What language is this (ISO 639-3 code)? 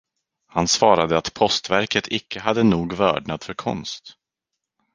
swe